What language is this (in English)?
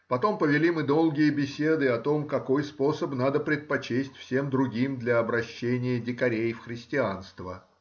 Russian